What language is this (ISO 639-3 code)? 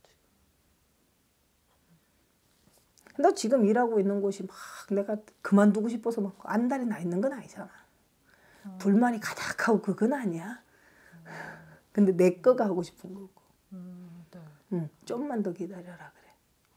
kor